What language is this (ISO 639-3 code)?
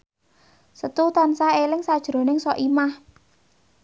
jav